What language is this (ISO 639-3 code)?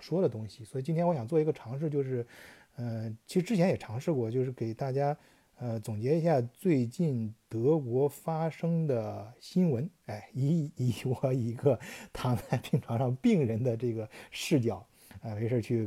zho